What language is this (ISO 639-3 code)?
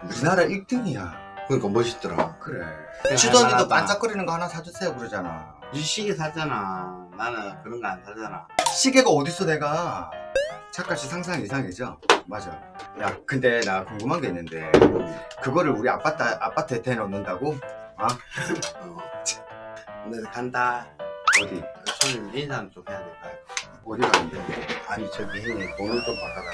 kor